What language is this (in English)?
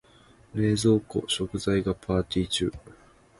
Japanese